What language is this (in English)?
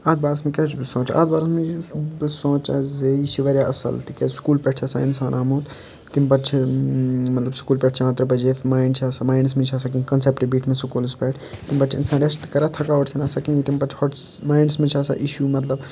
Kashmiri